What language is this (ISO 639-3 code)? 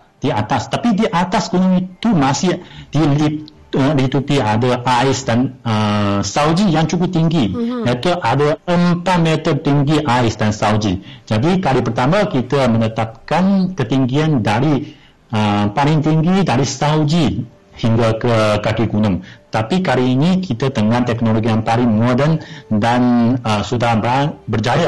msa